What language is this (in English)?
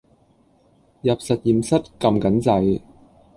Cantonese